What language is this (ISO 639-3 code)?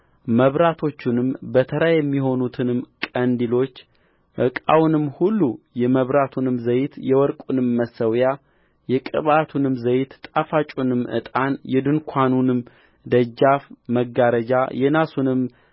amh